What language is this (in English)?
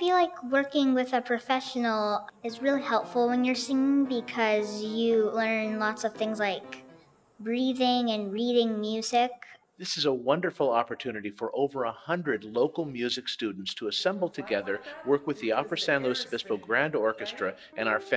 English